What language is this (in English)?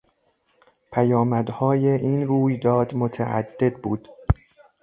Persian